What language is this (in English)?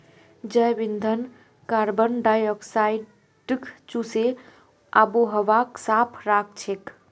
Magahi